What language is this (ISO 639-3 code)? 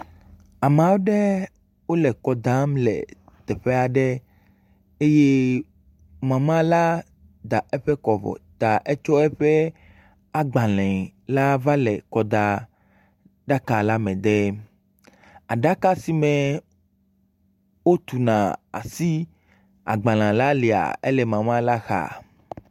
ewe